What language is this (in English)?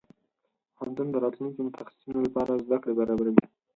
Pashto